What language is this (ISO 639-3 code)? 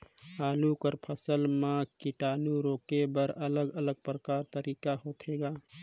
hne